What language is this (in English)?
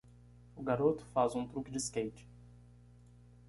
Portuguese